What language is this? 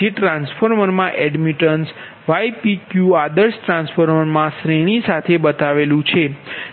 Gujarati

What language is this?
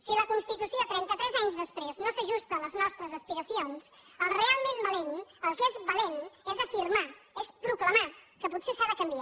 Catalan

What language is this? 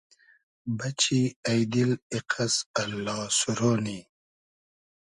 Hazaragi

